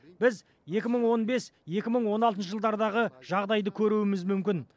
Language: Kazakh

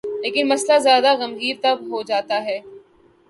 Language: Urdu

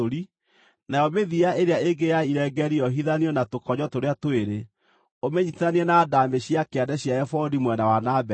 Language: Kikuyu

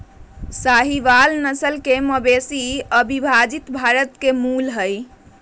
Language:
Magahi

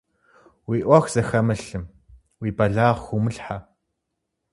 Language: Kabardian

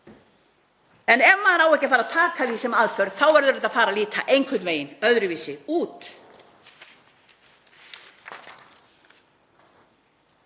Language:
Icelandic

